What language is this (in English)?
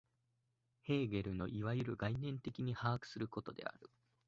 Japanese